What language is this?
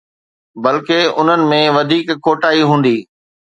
Sindhi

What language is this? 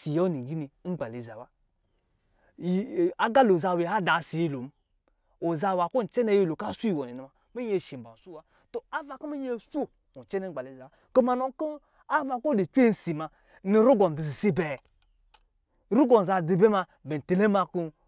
Lijili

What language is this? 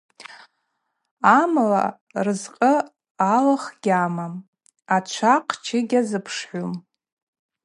Abaza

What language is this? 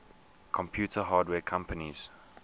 English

